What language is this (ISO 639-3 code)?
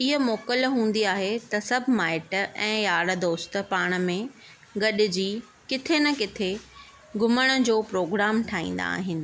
snd